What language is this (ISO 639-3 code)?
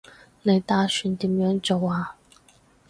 yue